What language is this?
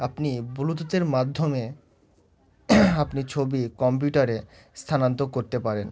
Bangla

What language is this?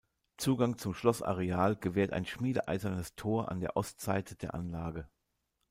German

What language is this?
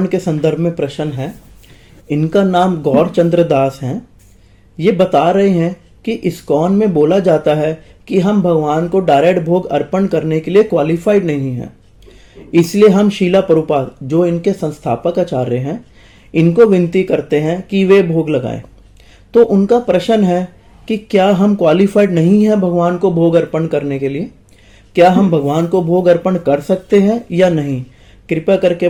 Hindi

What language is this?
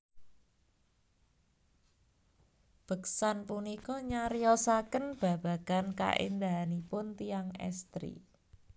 Javanese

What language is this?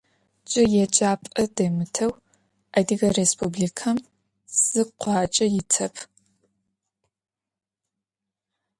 Adyghe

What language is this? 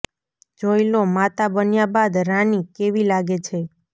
Gujarati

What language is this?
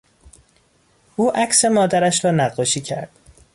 Persian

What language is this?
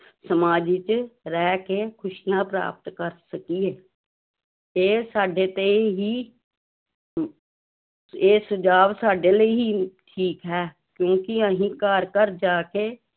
Punjabi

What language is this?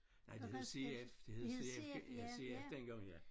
Danish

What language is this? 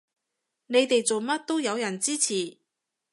Cantonese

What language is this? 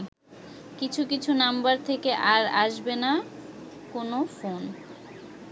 Bangla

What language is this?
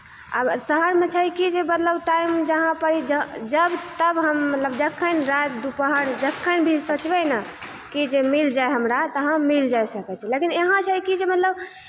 Maithili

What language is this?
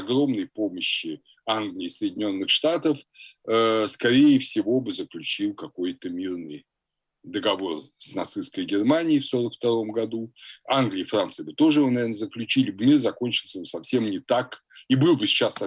Russian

